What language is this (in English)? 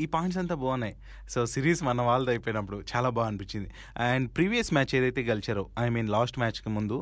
Telugu